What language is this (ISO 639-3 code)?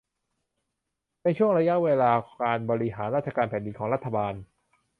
tha